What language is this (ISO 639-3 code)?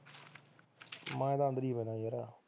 pan